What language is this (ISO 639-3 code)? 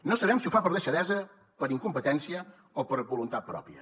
cat